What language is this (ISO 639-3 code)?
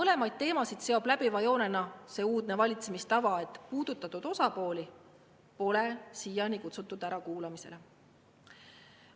est